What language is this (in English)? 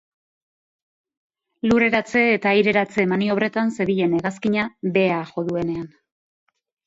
Basque